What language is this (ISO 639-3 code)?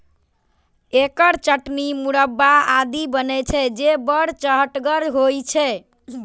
mai